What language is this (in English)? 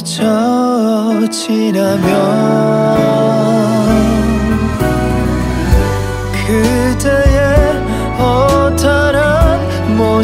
Korean